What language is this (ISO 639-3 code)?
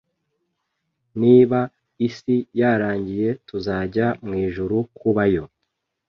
kin